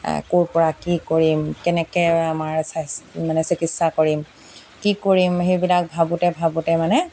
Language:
Assamese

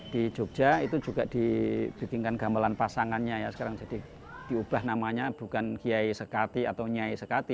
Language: Indonesian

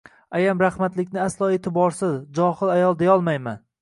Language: Uzbek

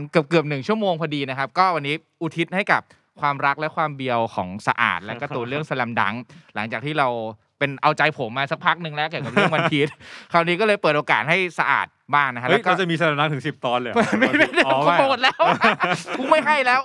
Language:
Thai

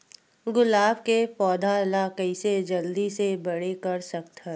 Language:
Chhattisgarhi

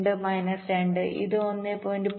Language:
Malayalam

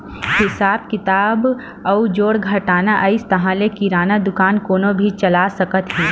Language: Chhattisgarhi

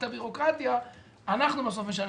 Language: Hebrew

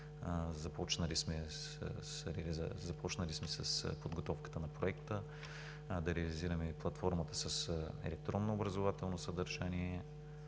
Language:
Bulgarian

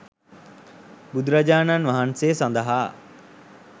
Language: Sinhala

